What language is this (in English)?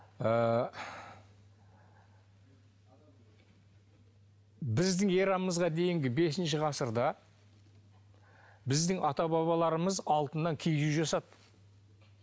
Kazakh